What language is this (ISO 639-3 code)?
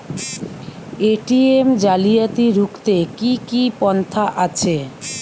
ben